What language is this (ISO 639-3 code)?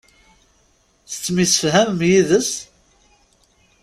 kab